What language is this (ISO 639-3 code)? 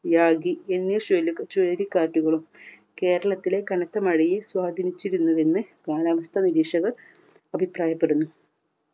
mal